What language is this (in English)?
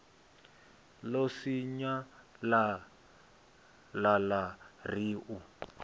Venda